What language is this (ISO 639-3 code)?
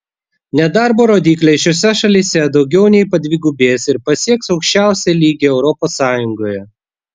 lit